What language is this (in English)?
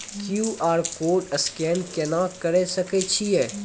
Maithili